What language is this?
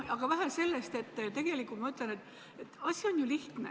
Estonian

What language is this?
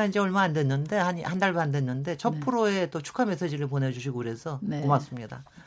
Korean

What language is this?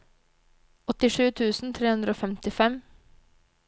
Norwegian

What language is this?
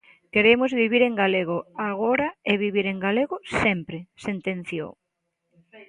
Galician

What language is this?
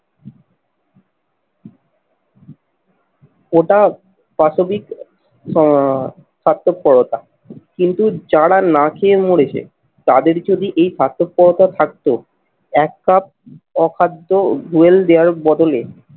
Bangla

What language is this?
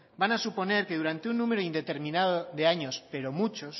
Spanish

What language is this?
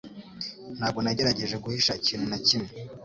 Kinyarwanda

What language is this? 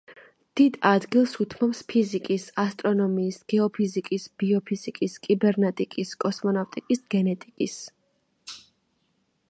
Georgian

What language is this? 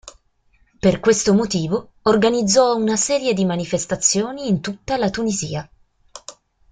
Italian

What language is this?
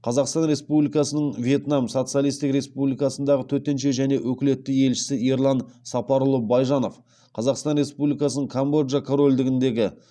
Kazakh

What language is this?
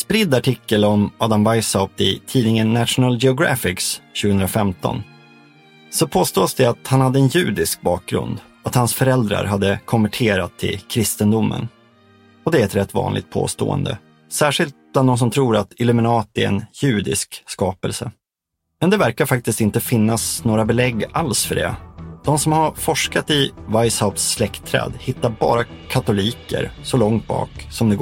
Swedish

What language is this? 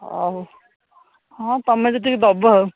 Odia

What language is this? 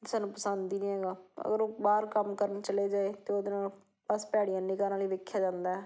Punjabi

